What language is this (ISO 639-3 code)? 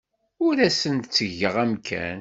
kab